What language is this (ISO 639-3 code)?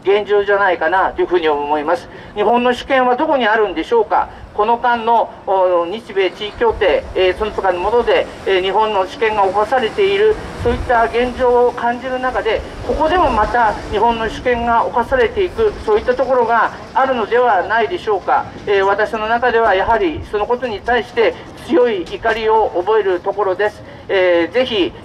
jpn